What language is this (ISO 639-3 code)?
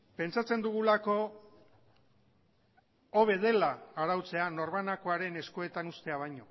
eus